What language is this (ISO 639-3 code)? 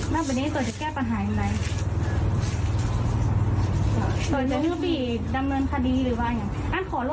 tha